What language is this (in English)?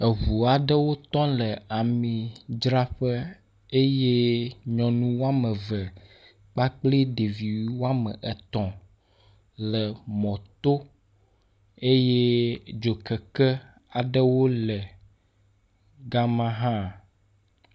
Ewe